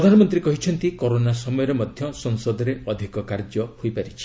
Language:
Odia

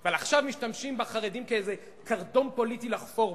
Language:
Hebrew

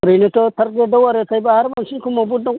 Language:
Bodo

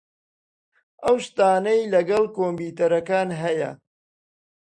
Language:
Central Kurdish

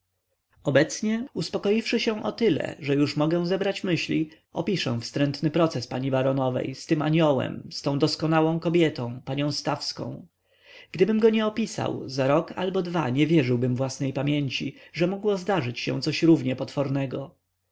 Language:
Polish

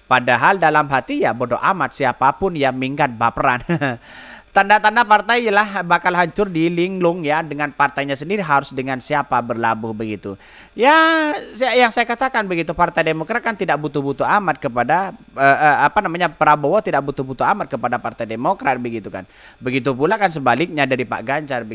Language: Indonesian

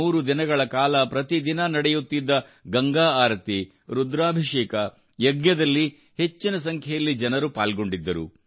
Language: Kannada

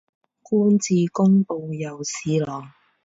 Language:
Chinese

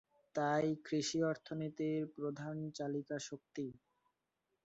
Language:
Bangla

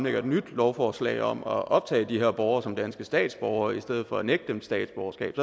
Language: Danish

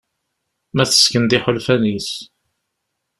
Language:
Kabyle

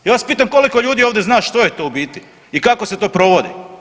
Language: Croatian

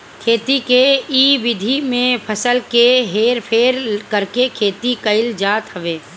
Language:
Bhojpuri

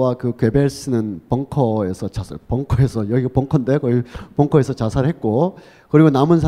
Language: Korean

